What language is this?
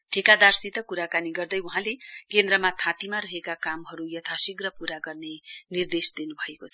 Nepali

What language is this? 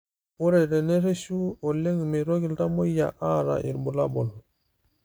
Masai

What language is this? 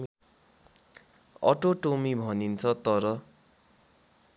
Nepali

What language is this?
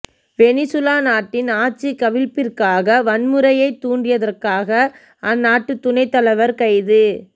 Tamil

